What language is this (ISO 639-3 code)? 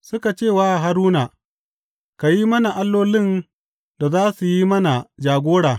hau